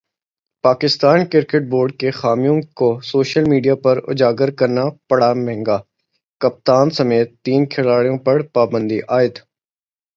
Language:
Urdu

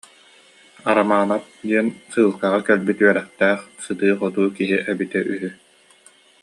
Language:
Yakut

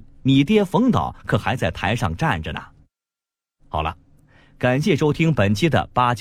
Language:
Chinese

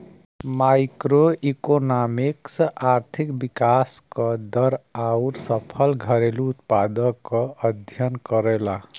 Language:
Bhojpuri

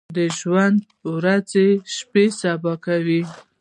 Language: Pashto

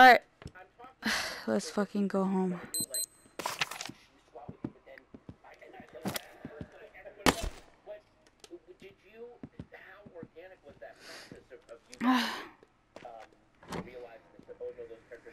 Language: English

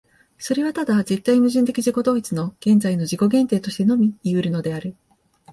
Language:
Japanese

